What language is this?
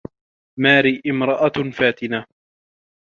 Arabic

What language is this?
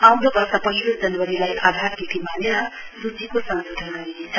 Nepali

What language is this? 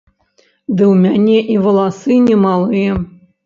Belarusian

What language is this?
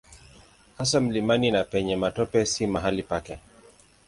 Swahili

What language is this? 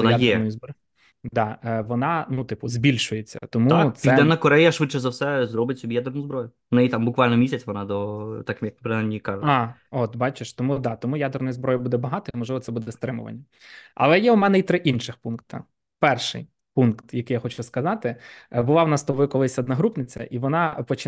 Ukrainian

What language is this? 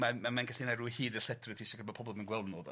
Welsh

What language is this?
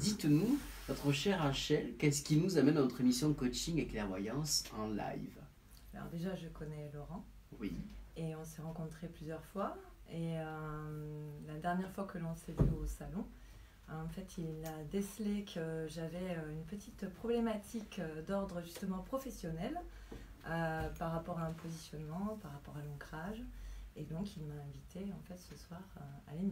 French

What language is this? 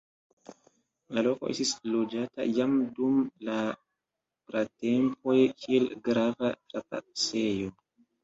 Esperanto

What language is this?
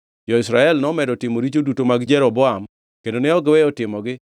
Luo (Kenya and Tanzania)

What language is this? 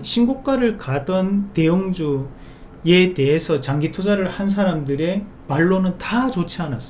Korean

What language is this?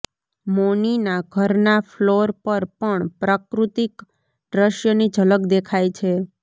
Gujarati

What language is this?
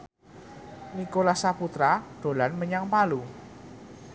Javanese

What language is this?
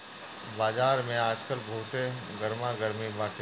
Bhojpuri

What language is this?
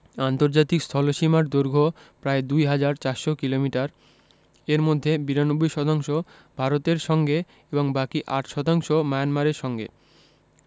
Bangla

